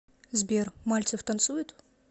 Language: Russian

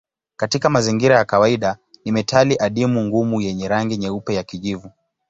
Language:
Swahili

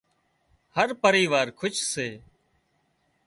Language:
Wadiyara Koli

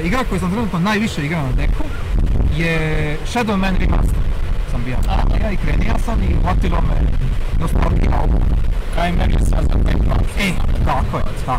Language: Croatian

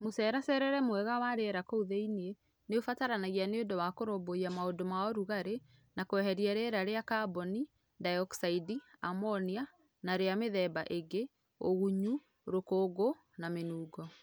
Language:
Kikuyu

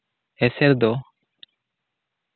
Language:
Santali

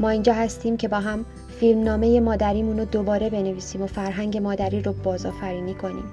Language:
Persian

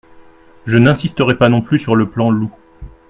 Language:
French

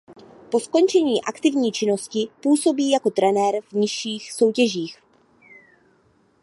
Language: Czech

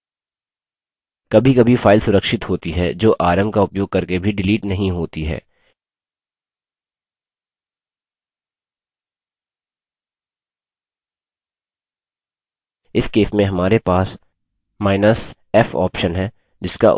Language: Hindi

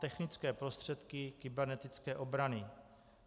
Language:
Czech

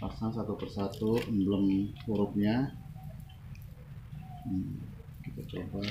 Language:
Indonesian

